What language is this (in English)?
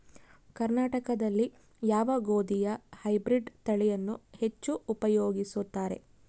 Kannada